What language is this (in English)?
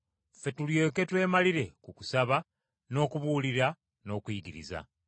Ganda